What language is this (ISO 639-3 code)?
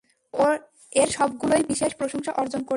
ben